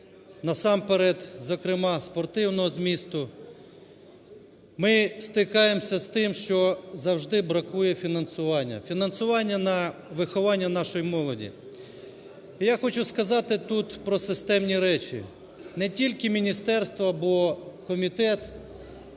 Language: Ukrainian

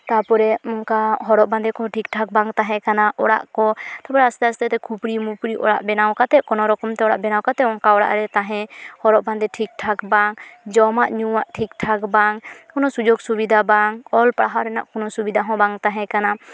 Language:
Santali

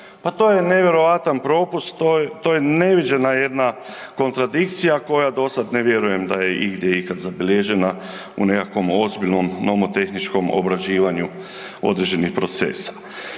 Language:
Croatian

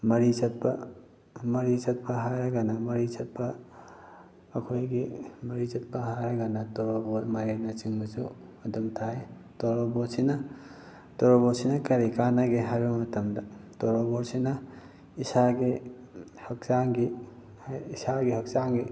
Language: Manipuri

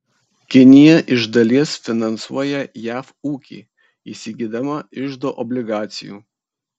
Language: Lithuanian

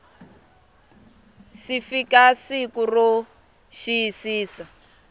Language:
Tsonga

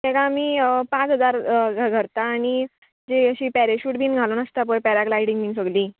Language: Konkani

